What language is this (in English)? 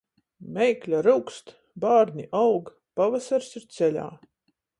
Latgalian